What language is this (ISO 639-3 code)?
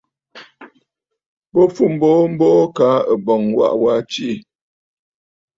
bfd